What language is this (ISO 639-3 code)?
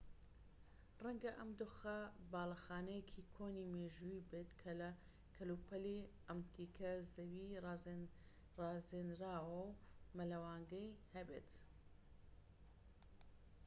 ckb